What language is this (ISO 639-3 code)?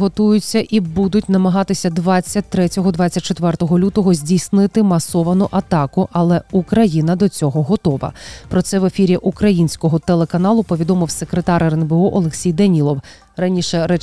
ukr